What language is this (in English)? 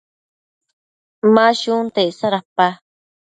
Matsés